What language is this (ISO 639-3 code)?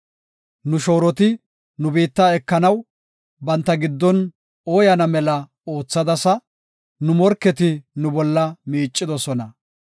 gof